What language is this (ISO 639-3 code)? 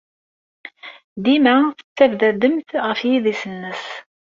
kab